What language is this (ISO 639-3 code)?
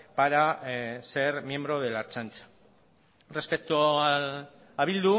spa